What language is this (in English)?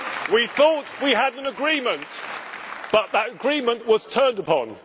English